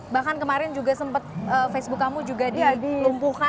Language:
Indonesian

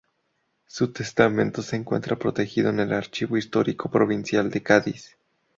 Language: Spanish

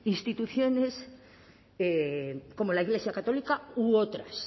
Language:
Spanish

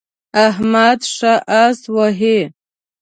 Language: Pashto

